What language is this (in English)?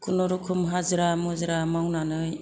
Bodo